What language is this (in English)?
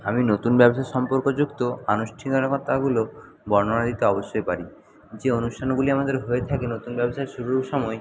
Bangla